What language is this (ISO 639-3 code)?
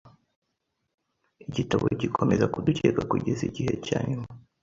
kin